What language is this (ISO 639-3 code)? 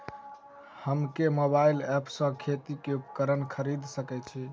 mai